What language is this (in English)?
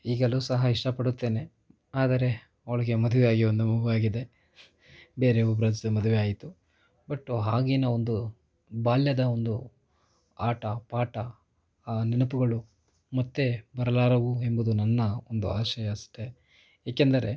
Kannada